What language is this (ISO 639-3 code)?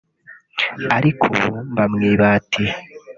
kin